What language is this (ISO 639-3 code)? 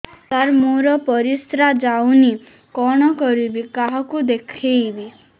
ori